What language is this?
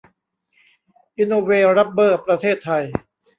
Thai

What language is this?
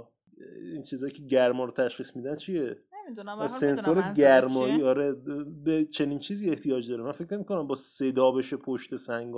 Persian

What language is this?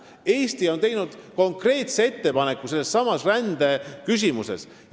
Estonian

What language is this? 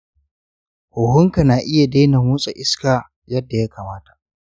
Hausa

